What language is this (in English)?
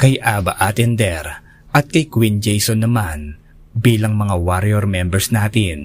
Filipino